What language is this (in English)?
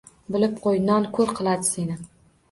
Uzbek